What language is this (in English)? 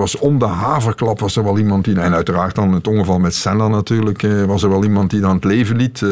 Dutch